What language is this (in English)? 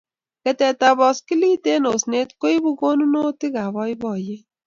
Kalenjin